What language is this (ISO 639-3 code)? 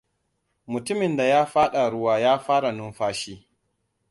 hau